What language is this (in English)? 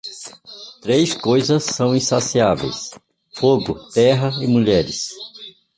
Portuguese